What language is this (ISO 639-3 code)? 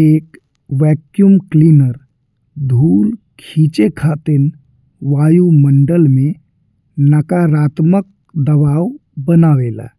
bho